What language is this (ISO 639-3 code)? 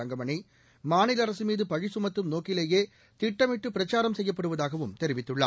tam